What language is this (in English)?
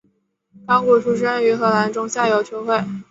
Chinese